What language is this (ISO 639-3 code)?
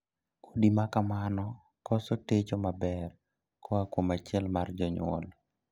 luo